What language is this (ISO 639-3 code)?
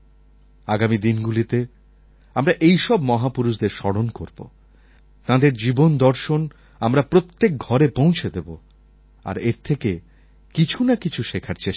ben